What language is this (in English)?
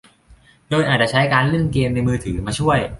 Thai